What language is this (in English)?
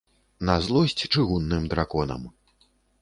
Belarusian